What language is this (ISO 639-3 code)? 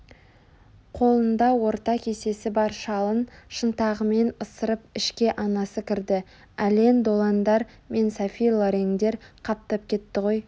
kaz